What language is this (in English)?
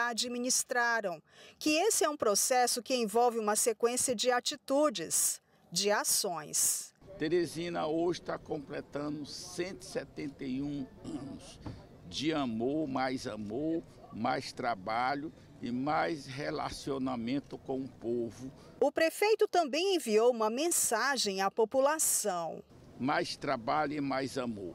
Portuguese